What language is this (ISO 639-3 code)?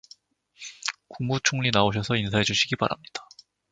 kor